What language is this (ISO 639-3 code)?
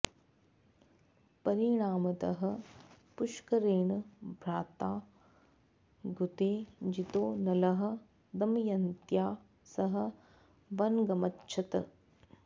san